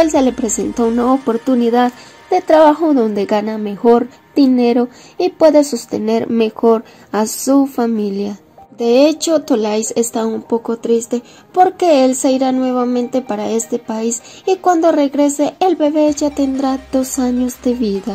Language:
Spanish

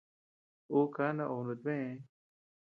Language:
Tepeuxila Cuicatec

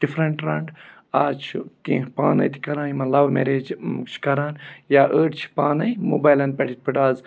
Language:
Kashmiri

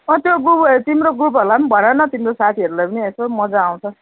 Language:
Nepali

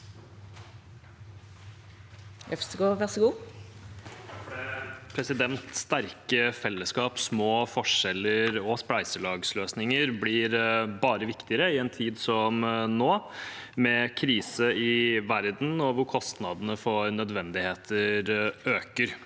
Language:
Norwegian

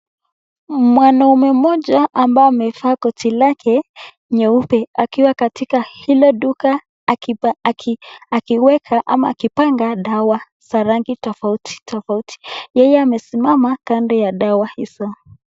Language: Swahili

